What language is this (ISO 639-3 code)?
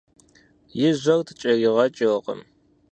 kbd